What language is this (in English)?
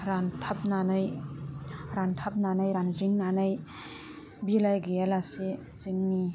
Bodo